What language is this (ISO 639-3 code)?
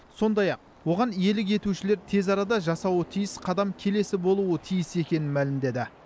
kaz